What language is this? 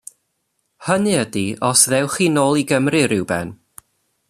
Welsh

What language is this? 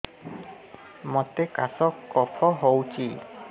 Odia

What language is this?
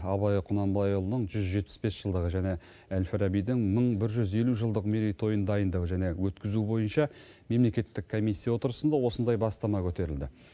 Kazakh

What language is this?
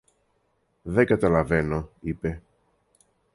Greek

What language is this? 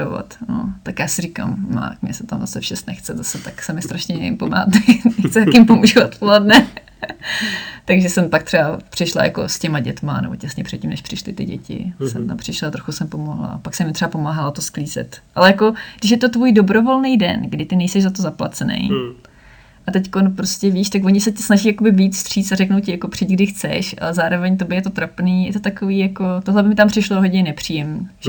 Czech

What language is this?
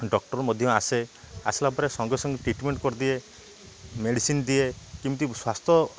Odia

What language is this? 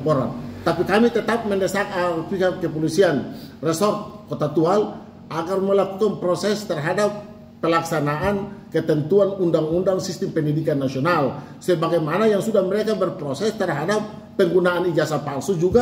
Indonesian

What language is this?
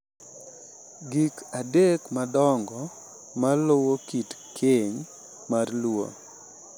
Luo (Kenya and Tanzania)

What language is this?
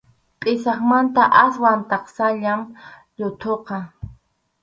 Arequipa-La Unión Quechua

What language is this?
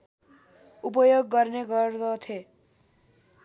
Nepali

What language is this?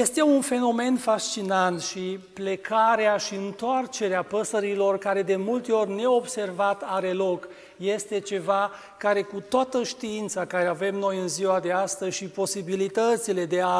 Romanian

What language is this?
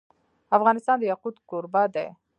Pashto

